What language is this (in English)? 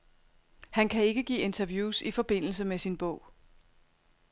Danish